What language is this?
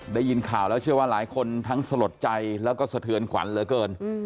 Thai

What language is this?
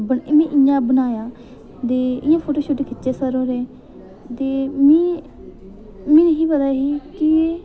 Dogri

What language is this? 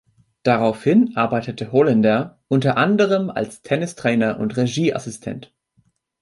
German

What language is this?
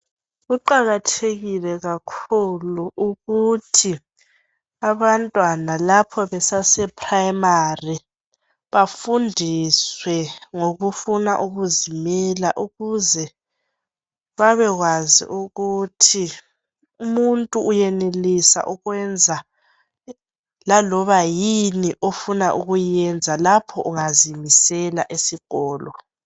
North Ndebele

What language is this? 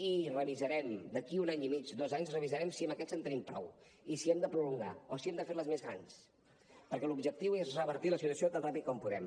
Catalan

